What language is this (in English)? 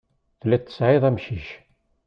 Kabyle